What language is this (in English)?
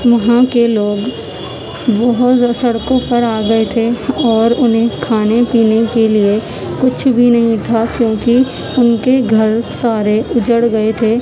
Urdu